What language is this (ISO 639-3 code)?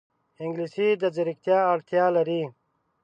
pus